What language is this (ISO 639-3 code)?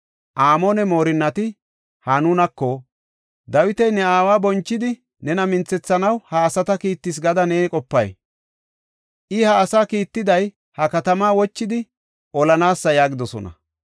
gof